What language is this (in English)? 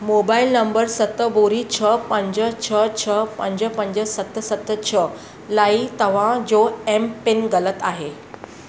Sindhi